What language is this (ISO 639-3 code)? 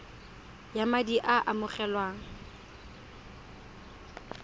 tsn